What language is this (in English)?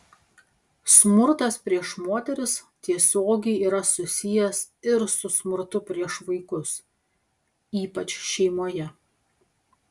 Lithuanian